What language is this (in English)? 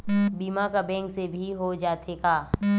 Chhattisgarhi